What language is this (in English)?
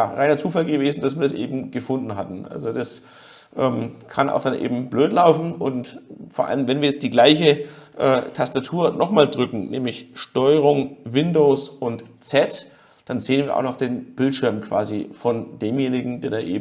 German